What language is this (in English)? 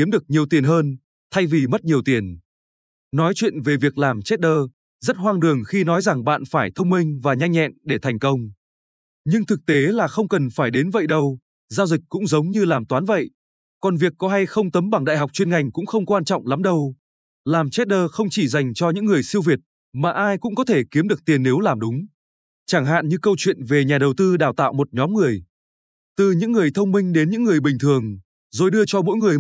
Vietnamese